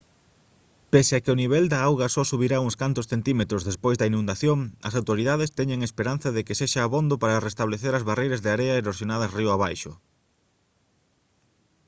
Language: Galician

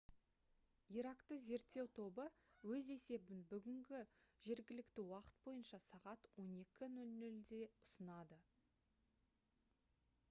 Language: Kazakh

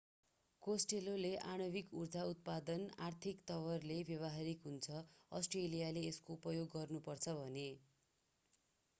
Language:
Nepali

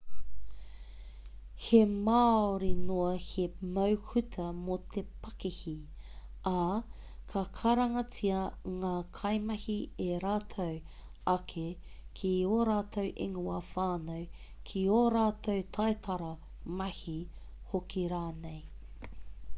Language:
Māori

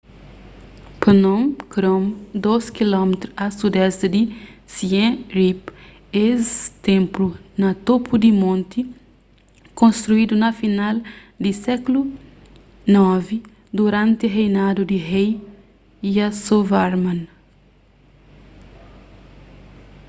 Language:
Kabuverdianu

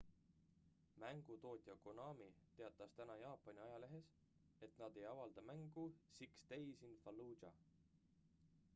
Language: Estonian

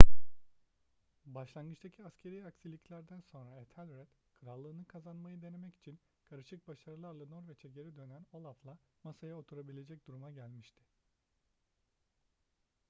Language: Turkish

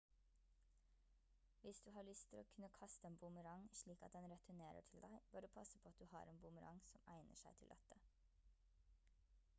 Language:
Norwegian Bokmål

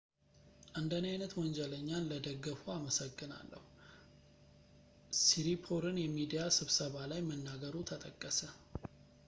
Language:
Amharic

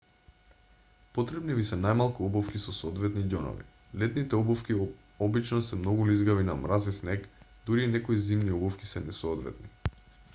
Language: Macedonian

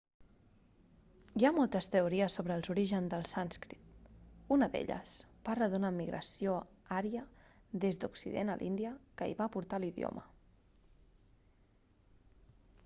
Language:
Catalan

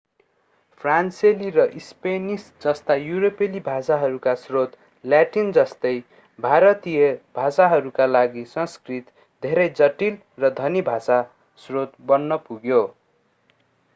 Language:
Nepali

